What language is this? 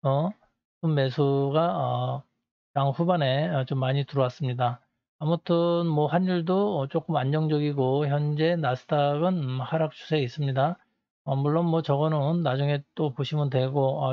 Korean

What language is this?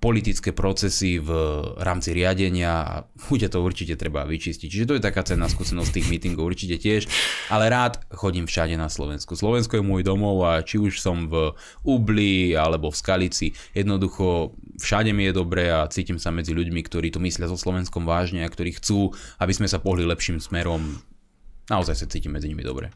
Slovak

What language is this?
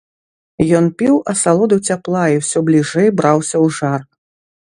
Belarusian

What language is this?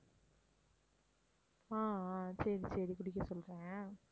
Tamil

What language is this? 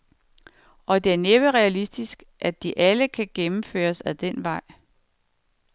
Danish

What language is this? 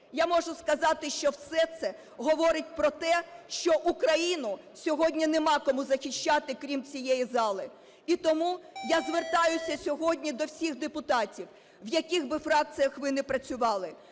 Ukrainian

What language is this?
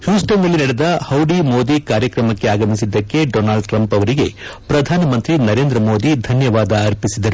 Kannada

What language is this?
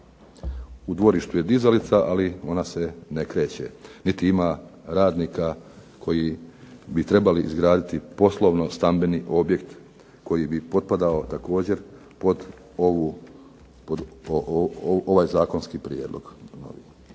Croatian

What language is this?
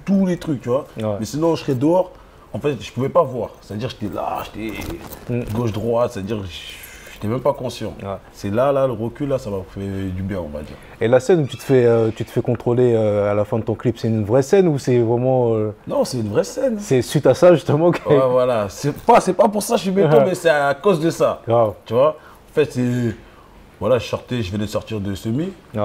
French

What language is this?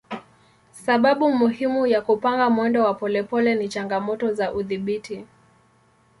Swahili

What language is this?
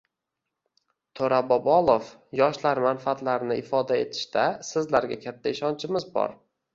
Uzbek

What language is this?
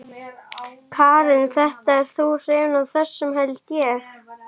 Icelandic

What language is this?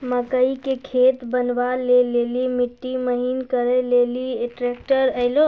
Maithili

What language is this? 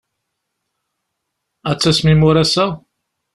Kabyle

